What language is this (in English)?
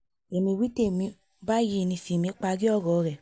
Yoruba